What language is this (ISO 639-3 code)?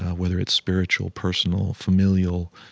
eng